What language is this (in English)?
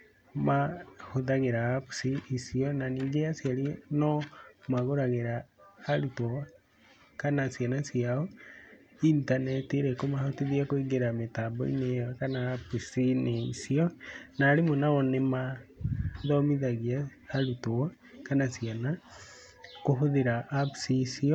Kikuyu